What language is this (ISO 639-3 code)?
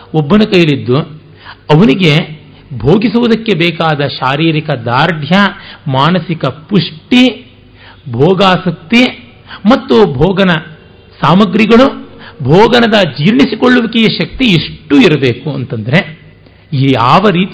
kan